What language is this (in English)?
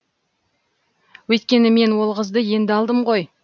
Kazakh